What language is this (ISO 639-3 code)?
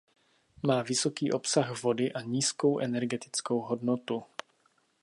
ces